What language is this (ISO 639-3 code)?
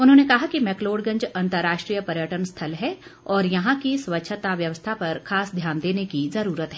hin